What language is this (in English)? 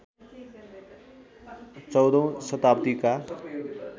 Nepali